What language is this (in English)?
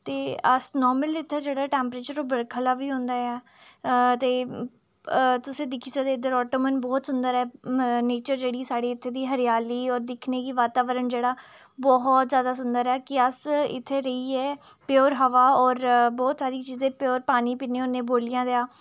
Dogri